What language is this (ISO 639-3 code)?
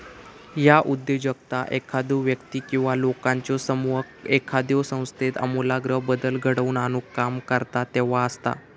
mar